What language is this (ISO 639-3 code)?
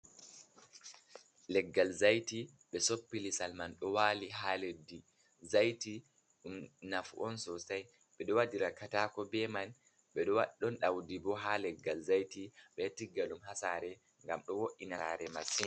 ful